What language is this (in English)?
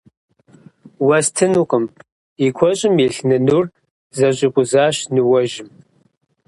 Kabardian